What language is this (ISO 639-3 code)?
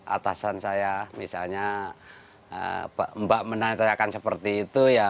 ind